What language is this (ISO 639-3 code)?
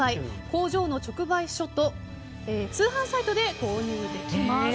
jpn